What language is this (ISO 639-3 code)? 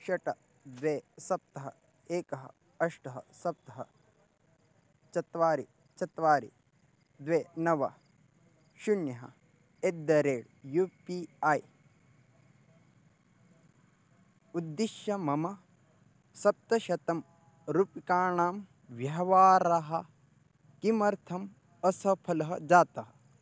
san